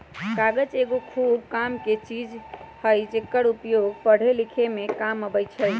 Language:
Magahi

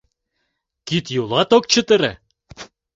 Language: Mari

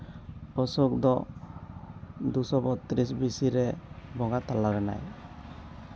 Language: Santali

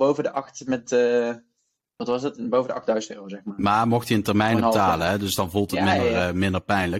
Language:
Dutch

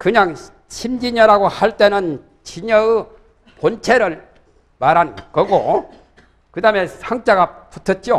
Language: Korean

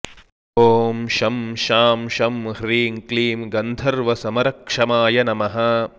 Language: Sanskrit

